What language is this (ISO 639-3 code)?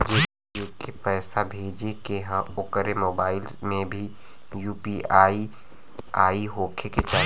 bho